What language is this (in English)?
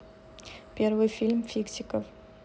Russian